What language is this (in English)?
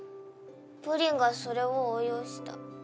Japanese